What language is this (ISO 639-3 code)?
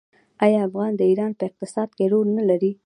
pus